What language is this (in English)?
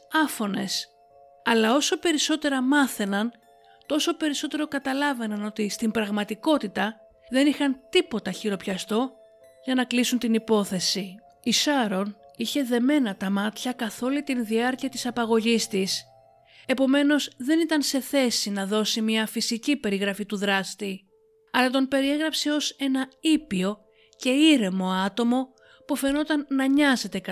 Greek